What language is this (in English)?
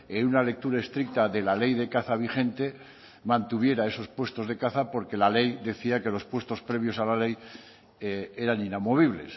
Spanish